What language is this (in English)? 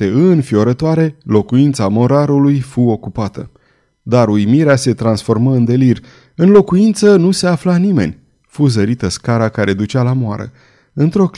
Romanian